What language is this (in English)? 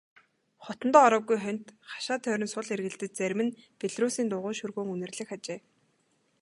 Mongolian